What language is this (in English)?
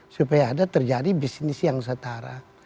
Indonesian